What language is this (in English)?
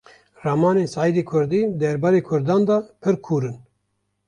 Kurdish